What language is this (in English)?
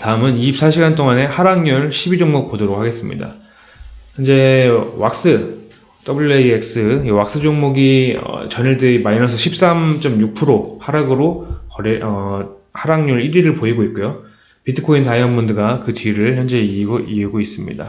Korean